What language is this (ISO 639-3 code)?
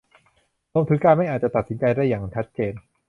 tha